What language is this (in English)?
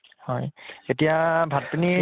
Assamese